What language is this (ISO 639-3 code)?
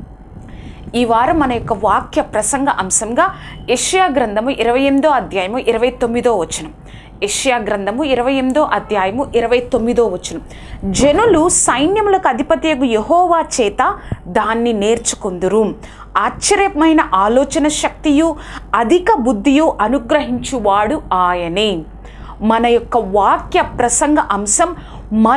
tel